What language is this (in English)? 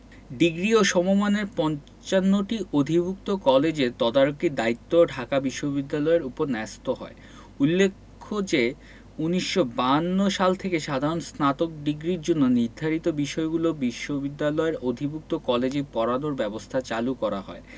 Bangla